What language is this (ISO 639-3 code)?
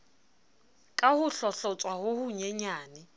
sot